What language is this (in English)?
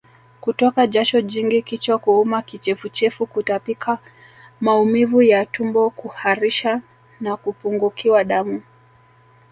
Swahili